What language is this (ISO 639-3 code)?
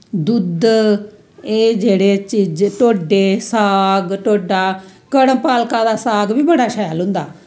doi